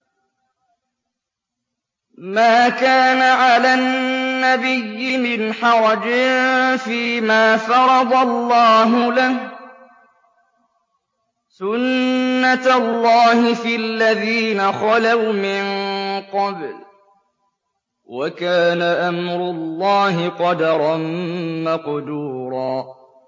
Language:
Arabic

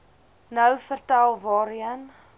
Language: Afrikaans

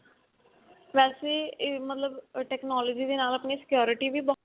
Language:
Punjabi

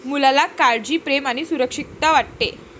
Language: Marathi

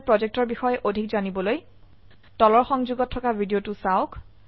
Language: Assamese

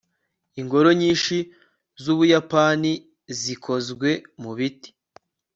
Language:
Kinyarwanda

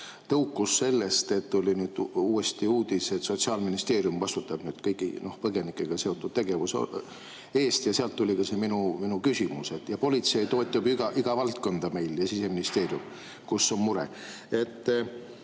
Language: Estonian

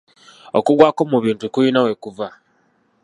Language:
Ganda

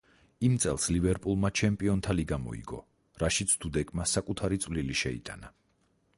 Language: Georgian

